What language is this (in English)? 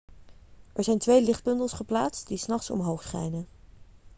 Dutch